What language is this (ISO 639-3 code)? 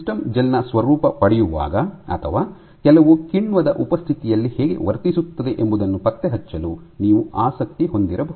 kan